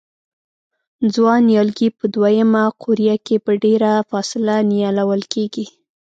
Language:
Pashto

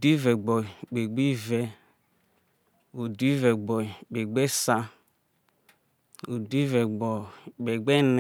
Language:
Isoko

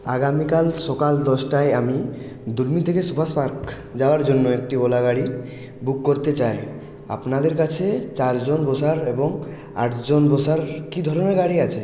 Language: Bangla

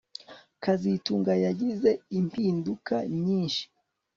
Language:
Kinyarwanda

